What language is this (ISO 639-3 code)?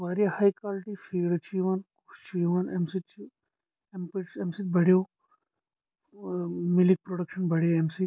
kas